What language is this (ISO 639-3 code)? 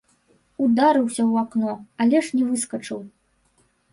bel